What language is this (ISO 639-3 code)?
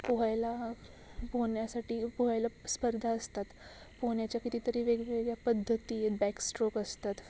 mar